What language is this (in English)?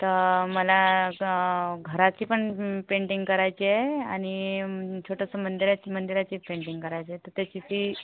Marathi